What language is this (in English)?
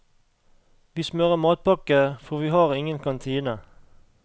Norwegian